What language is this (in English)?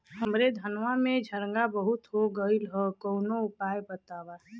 Bhojpuri